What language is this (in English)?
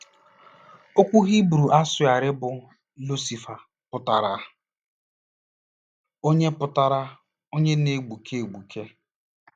Igbo